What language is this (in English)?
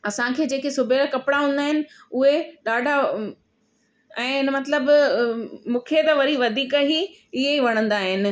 Sindhi